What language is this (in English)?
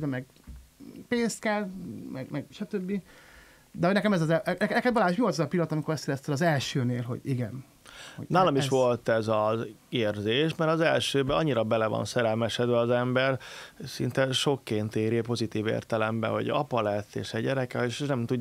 Hungarian